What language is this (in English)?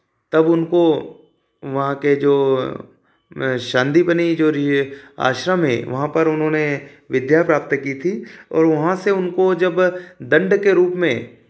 Hindi